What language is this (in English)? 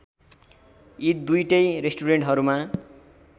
Nepali